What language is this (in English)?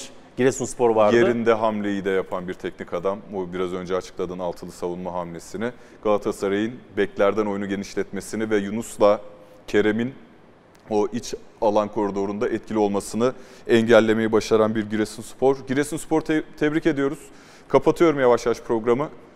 Turkish